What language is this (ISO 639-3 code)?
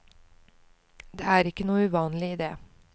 nor